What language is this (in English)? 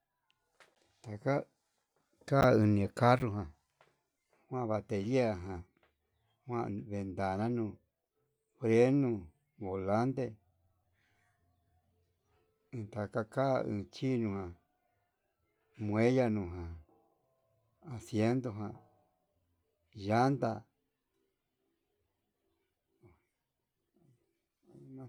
Yutanduchi Mixtec